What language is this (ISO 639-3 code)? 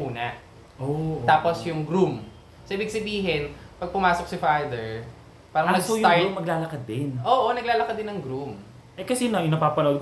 fil